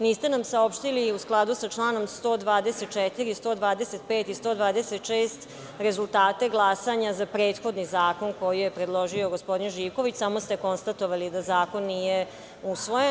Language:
Serbian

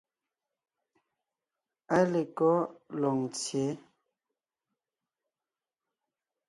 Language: Ngiemboon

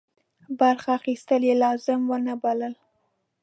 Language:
Pashto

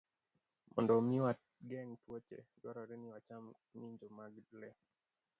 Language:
Luo (Kenya and Tanzania)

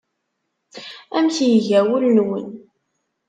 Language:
Kabyle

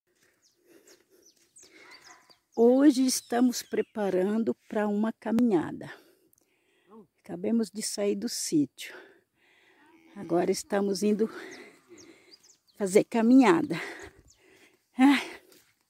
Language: Portuguese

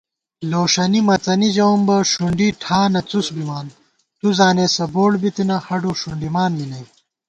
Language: Gawar-Bati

